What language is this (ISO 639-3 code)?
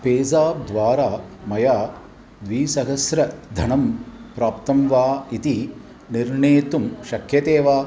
san